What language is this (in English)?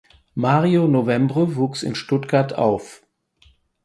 German